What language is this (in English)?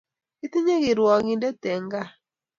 Kalenjin